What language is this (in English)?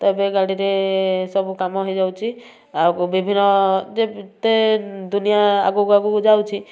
Odia